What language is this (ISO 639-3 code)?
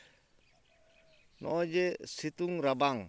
sat